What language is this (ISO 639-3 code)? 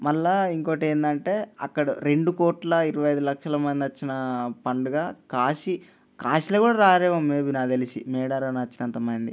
tel